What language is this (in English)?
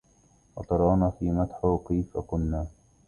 Arabic